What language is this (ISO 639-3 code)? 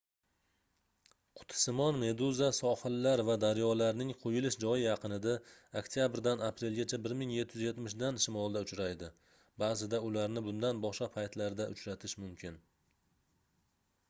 uzb